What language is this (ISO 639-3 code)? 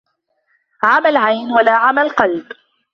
ara